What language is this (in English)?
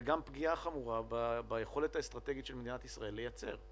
Hebrew